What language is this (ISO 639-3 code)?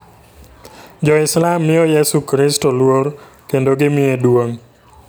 luo